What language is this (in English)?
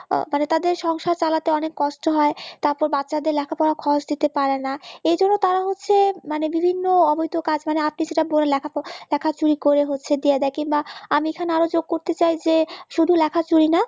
Bangla